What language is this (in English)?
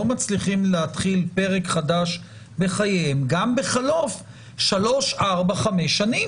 Hebrew